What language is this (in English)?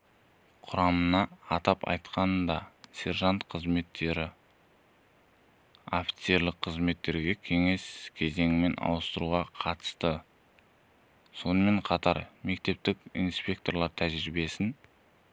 Kazakh